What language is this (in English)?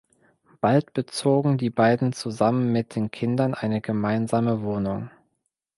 German